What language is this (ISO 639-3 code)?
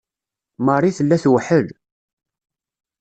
kab